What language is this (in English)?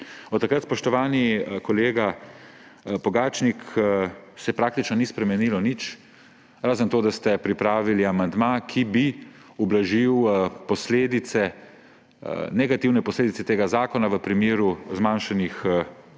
Slovenian